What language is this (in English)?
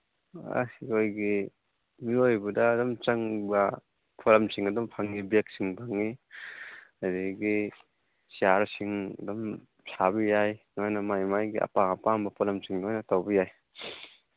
Manipuri